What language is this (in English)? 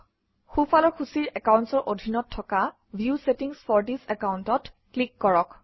Assamese